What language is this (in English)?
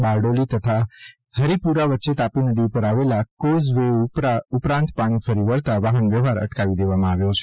Gujarati